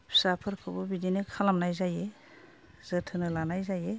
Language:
Bodo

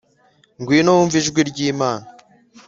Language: Kinyarwanda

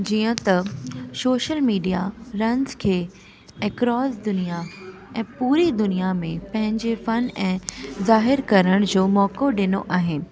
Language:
Sindhi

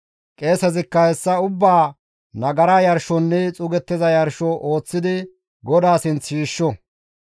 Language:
Gamo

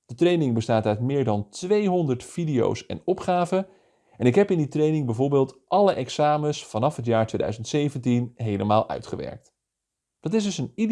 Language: Dutch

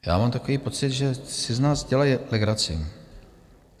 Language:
Czech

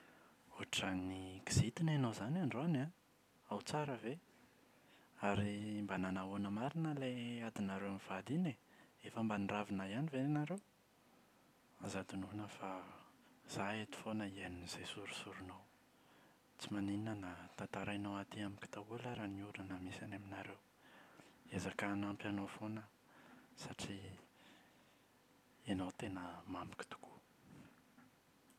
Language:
Malagasy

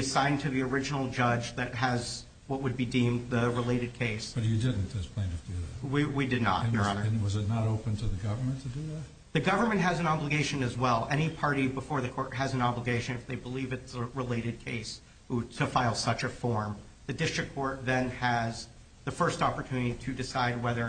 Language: English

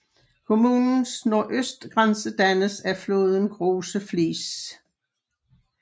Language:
Danish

